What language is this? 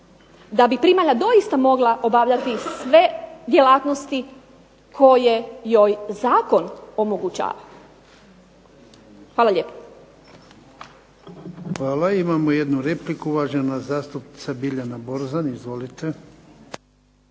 Croatian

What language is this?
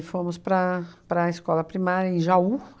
Portuguese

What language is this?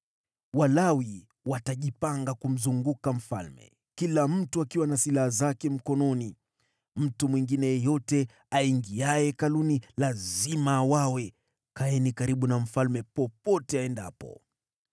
Swahili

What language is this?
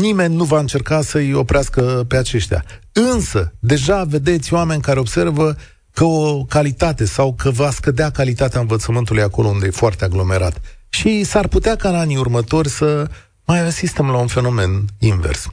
Romanian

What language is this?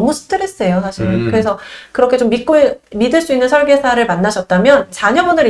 Korean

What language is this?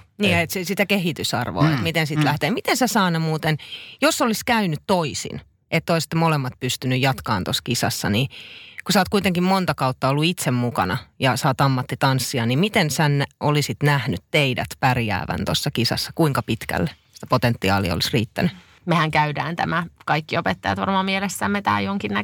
Finnish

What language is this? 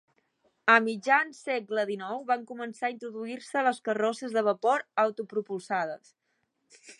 Catalan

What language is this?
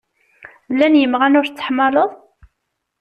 Kabyle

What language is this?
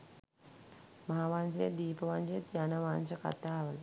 Sinhala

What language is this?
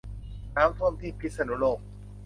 Thai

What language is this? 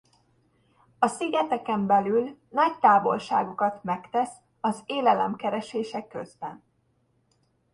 Hungarian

